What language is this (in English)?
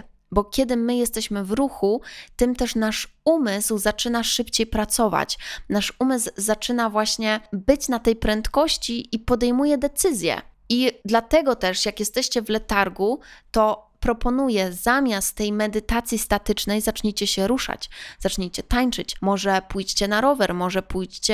Polish